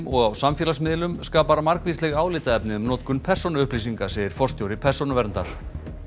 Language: Icelandic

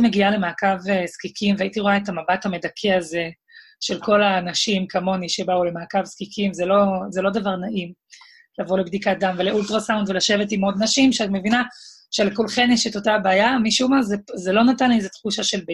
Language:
Hebrew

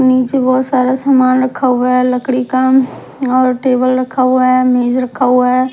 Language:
Hindi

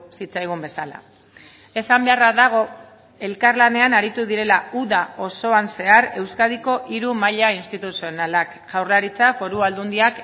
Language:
Basque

